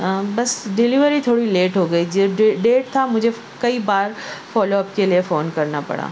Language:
Urdu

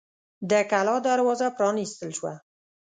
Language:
Pashto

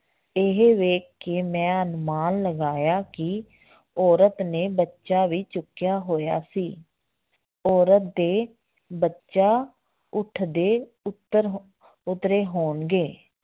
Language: Punjabi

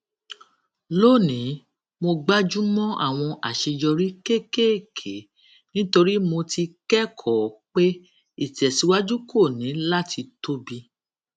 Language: Yoruba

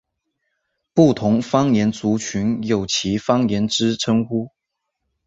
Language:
Chinese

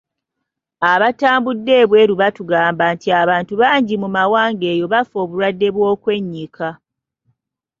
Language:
Ganda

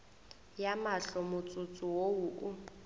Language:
Northern Sotho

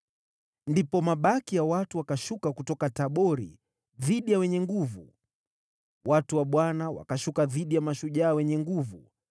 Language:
Swahili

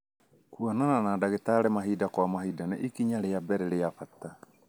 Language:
Kikuyu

